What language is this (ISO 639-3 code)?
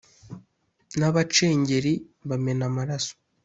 kin